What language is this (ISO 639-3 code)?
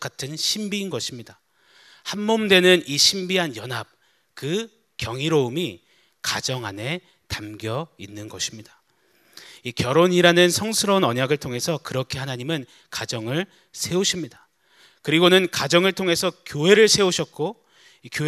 kor